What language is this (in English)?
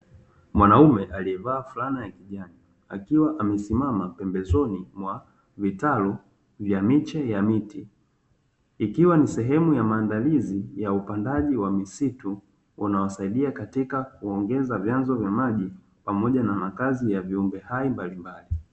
Swahili